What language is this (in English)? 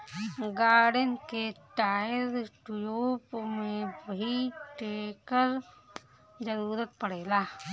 Bhojpuri